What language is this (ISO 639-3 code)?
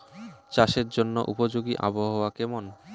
ben